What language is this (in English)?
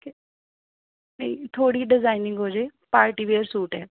Punjabi